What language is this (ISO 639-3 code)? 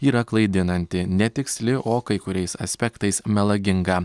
lit